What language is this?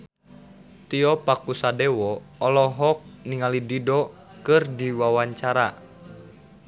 Sundanese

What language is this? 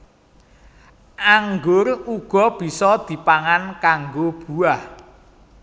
Javanese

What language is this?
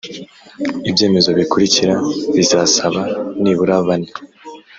Kinyarwanda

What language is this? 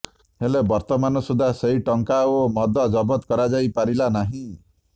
Odia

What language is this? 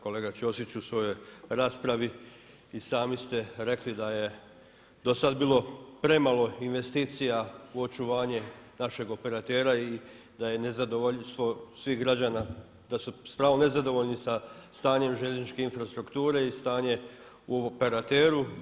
Croatian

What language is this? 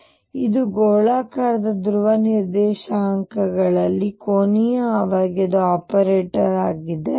Kannada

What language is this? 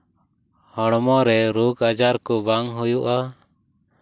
Santali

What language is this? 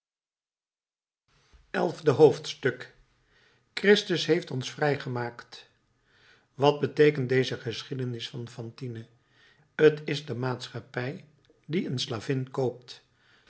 Dutch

